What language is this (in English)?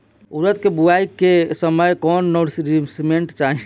Bhojpuri